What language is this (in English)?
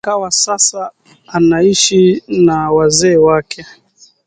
Swahili